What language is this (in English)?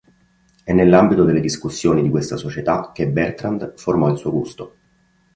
Italian